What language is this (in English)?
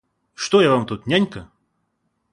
Russian